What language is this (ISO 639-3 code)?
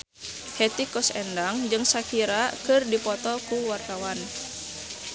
sun